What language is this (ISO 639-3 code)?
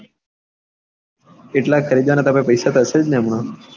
guj